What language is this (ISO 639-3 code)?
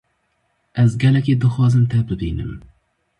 kur